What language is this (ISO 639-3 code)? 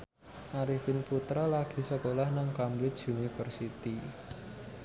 jav